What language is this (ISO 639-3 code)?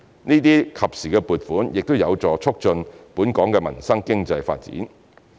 yue